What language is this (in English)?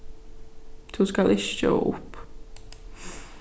Faroese